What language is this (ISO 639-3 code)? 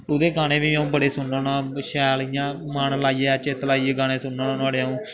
doi